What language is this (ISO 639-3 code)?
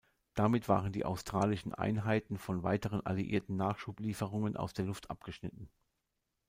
deu